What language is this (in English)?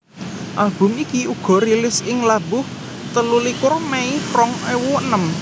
Javanese